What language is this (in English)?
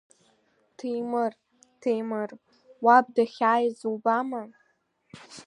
Abkhazian